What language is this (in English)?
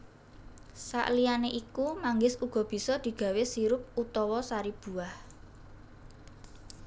Javanese